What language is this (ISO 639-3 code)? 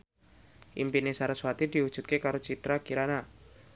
jav